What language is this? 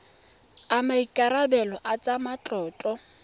Tswana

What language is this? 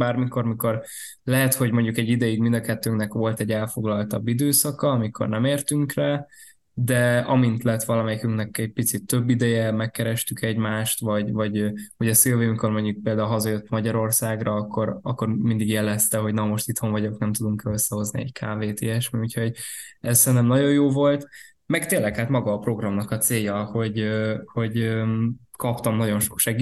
Hungarian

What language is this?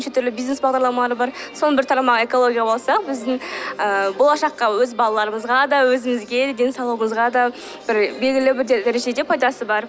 Kazakh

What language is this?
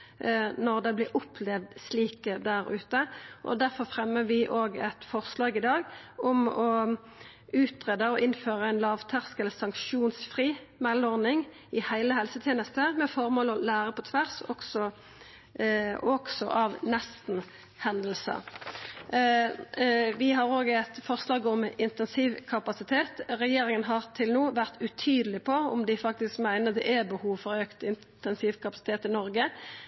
Norwegian Nynorsk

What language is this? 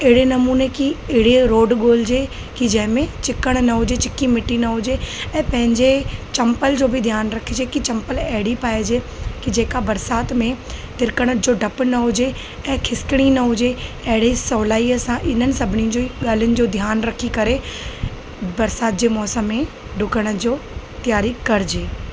Sindhi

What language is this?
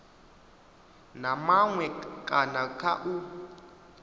Venda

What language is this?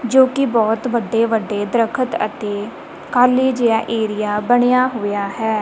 Punjabi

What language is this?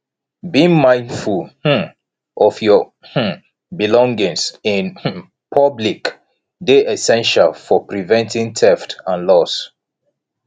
Nigerian Pidgin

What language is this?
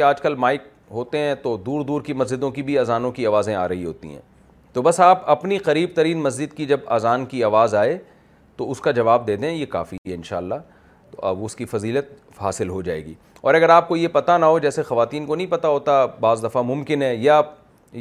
Urdu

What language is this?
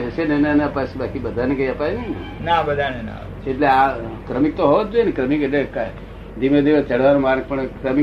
Gujarati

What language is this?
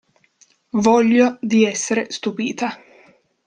Italian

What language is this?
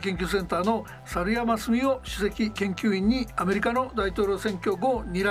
Japanese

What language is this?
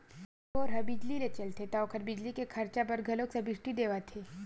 Chhattisgarhi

